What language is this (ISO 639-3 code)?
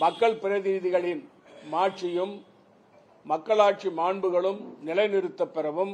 tam